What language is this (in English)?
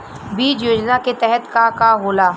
Bhojpuri